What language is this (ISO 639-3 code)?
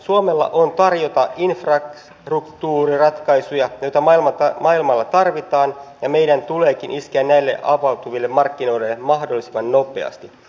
fin